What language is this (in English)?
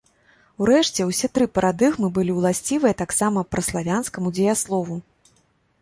Belarusian